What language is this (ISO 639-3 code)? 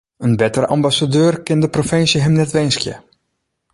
fry